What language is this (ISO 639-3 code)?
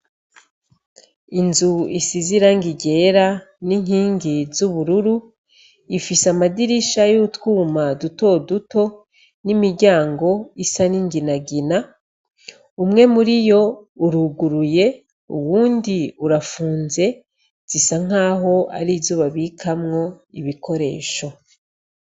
run